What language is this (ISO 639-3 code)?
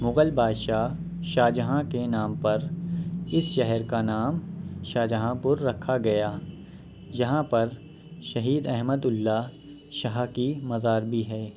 urd